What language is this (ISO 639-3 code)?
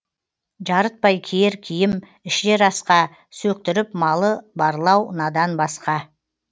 kaz